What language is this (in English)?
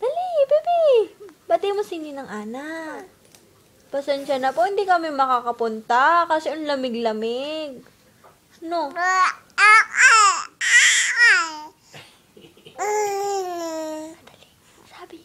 Filipino